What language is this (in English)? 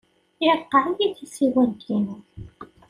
Kabyle